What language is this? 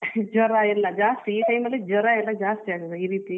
Kannada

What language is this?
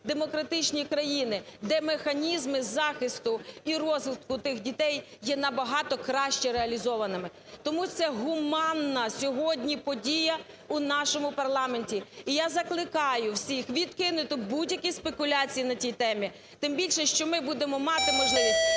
Ukrainian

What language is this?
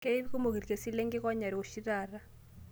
Masai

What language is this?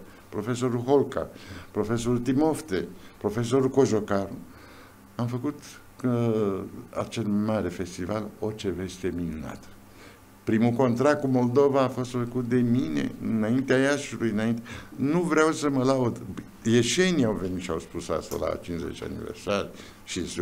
Romanian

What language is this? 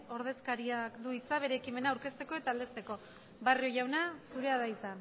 Basque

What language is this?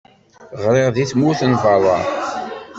Kabyle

